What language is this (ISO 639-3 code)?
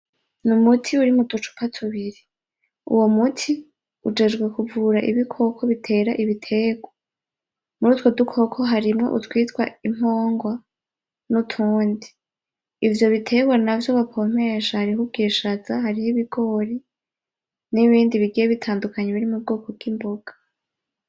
run